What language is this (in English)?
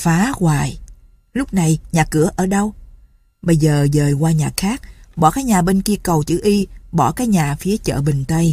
Vietnamese